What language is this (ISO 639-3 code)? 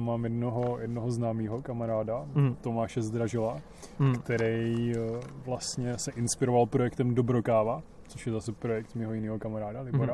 ces